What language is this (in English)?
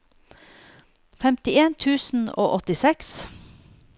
Norwegian